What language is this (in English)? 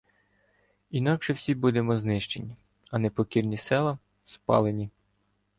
Ukrainian